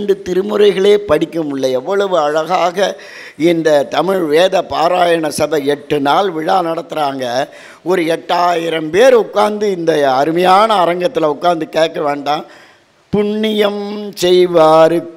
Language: Tamil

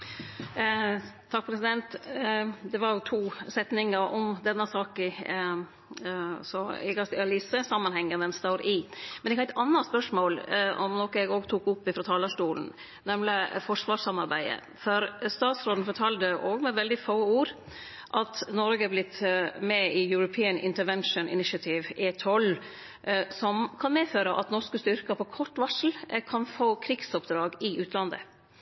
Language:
Norwegian Nynorsk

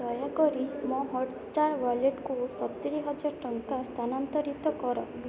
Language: Odia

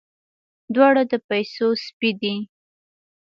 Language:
Pashto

